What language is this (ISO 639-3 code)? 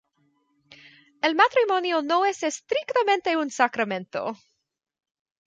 spa